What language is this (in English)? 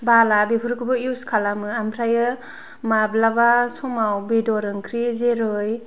Bodo